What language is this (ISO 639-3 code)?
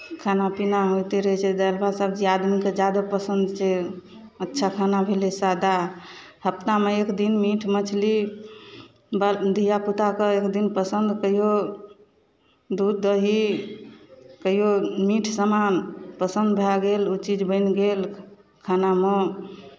mai